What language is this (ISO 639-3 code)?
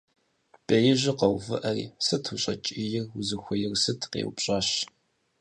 kbd